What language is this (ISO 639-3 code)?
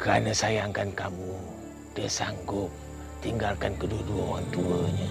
msa